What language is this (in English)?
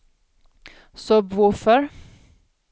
Swedish